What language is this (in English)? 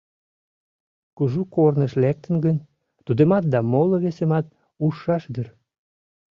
Mari